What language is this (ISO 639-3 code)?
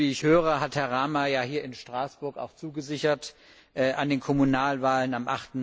deu